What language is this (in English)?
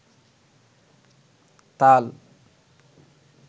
Bangla